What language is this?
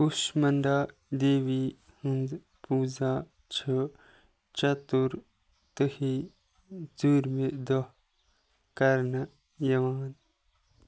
Kashmiri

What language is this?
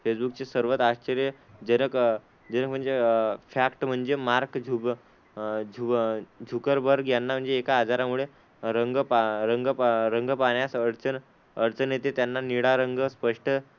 Marathi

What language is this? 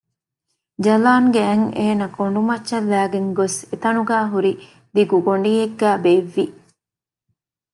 Divehi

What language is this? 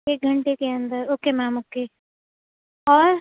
Urdu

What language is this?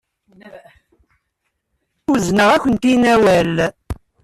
Kabyle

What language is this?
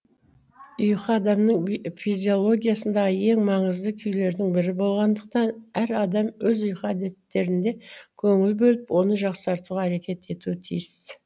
Kazakh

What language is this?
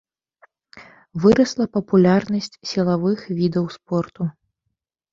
Belarusian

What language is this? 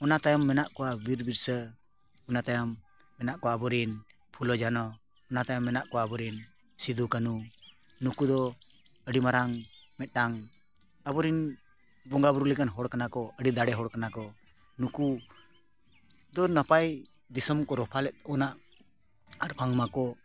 Santali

